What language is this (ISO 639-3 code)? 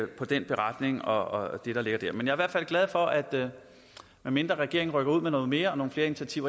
dan